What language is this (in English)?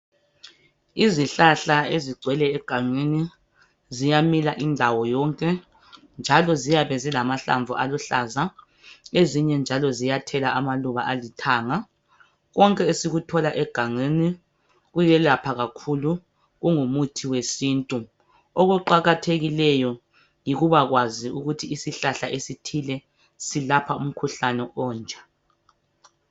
North Ndebele